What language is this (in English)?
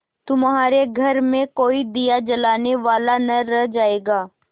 Hindi